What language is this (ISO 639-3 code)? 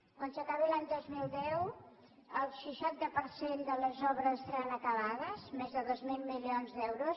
cat